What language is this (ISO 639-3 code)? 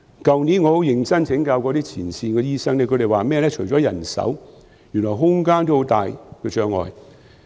yue